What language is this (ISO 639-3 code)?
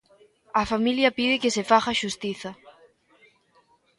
glg